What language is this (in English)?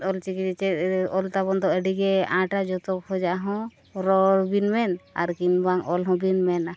Santali